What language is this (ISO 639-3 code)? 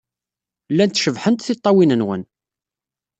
kab